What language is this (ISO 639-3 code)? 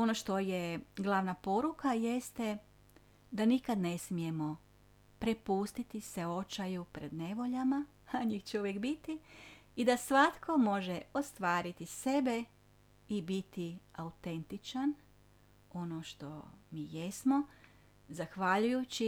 hrv